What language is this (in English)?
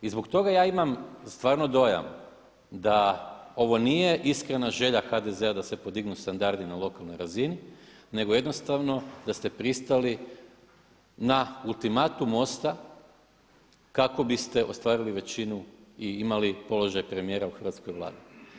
Croatian